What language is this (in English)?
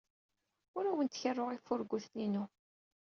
Kabyle